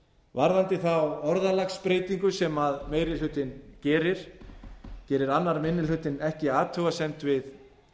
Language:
Icelandic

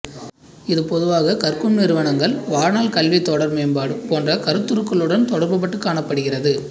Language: Tamil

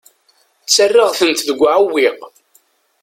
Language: Kabyle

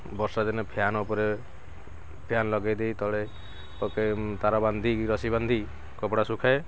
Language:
Odia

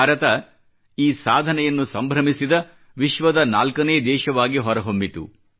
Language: Kannada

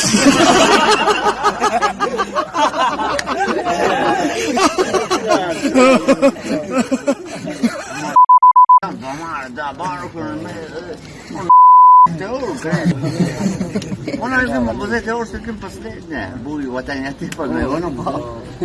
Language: Turkish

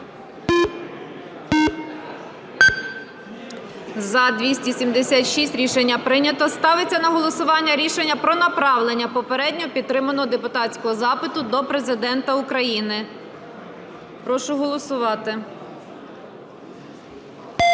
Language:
Ukrainian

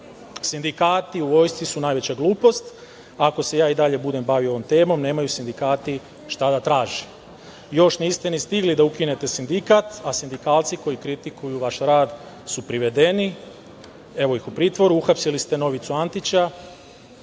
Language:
Serbian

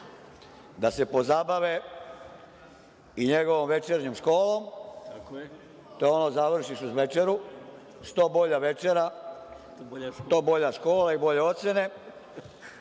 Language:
Serbian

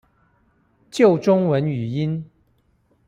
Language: Chinese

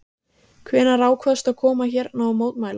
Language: Icelandic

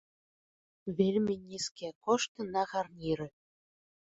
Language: Belarusian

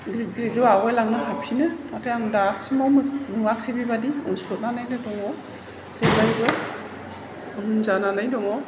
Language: Bodo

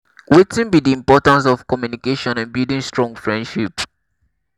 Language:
Nigerian Pidgin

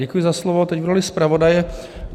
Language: Czech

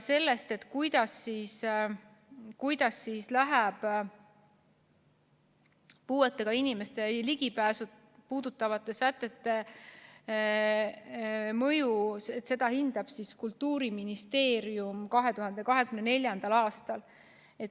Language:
Estonian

